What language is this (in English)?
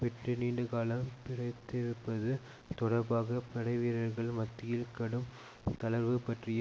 Tamil